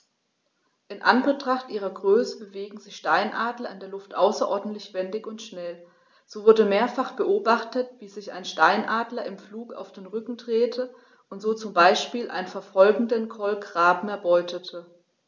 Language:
German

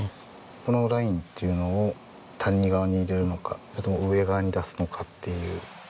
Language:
Japanese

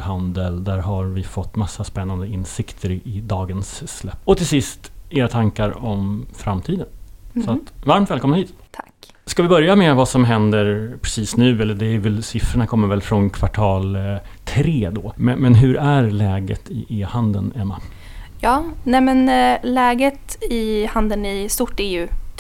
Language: Swedish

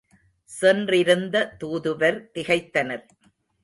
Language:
Tamil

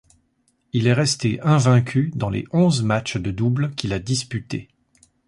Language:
French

